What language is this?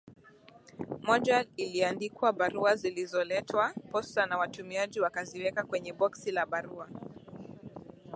Swahili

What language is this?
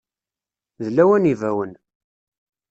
Kabyle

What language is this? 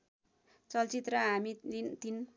Nepali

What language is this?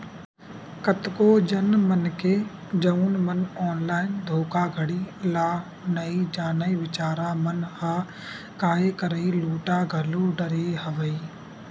Chhattisgarhi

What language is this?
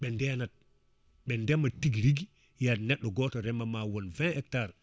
Fula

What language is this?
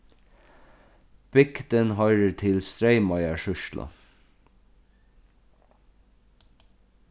Faroese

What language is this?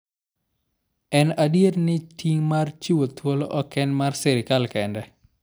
Luo (Kenya and Tanzania)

